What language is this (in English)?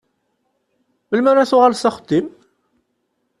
Kabyle